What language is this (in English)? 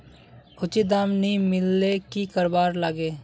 Magahi